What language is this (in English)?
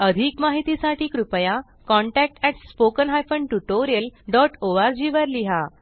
Marathi